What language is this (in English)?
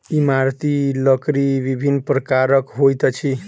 Maithili